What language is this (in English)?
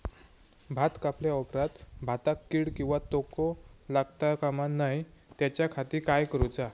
Marathi